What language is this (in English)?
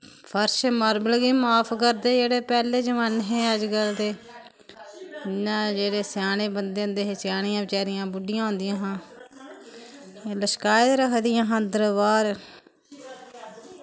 Dogri